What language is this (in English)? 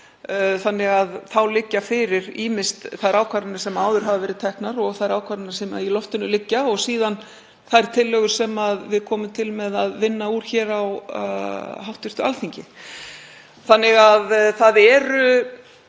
Icelandic